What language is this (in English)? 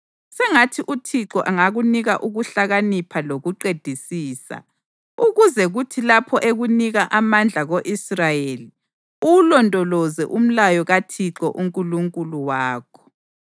North Ndebele